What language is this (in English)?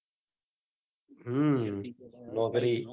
Gujarati